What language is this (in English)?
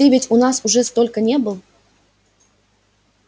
Russian